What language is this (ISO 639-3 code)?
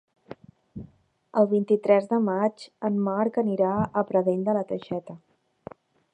cat